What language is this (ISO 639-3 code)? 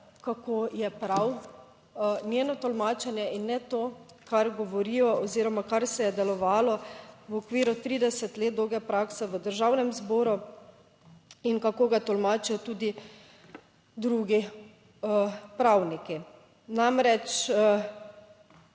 slv